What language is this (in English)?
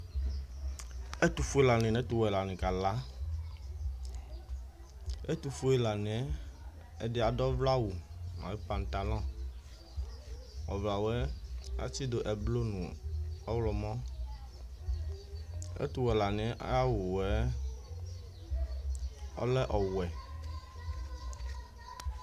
Ikposo